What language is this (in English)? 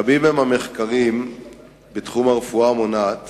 Hebrew